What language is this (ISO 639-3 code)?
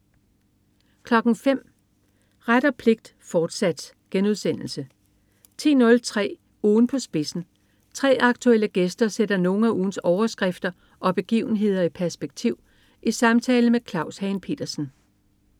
dan